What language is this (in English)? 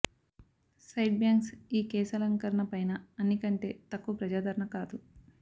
Telugu